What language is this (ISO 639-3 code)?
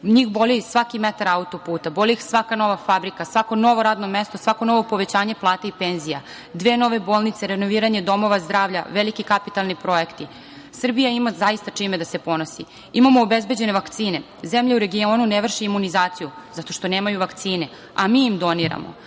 srp